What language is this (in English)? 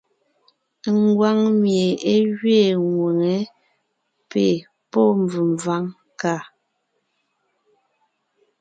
Ngiemboon